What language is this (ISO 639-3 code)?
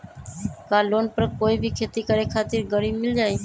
mag